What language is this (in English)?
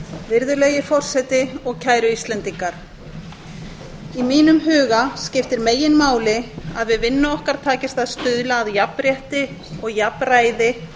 Icelandic